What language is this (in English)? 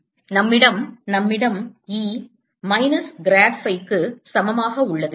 Tamil